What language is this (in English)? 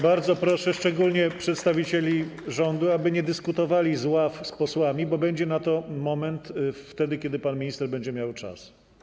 Polish